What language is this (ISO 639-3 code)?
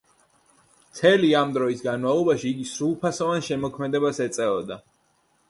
kat